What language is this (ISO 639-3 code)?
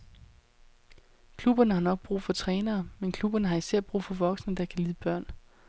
dan